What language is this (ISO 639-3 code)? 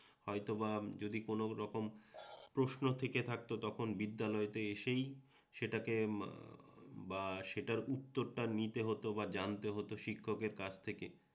ben